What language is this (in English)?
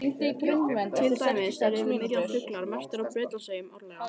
Icelandic